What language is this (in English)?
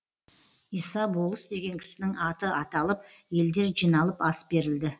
Kazakh